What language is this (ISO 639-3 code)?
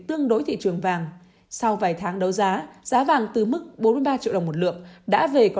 vie